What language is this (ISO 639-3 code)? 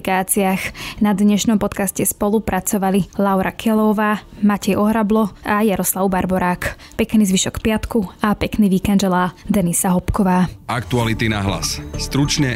slk